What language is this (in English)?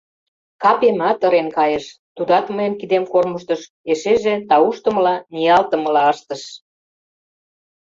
Mari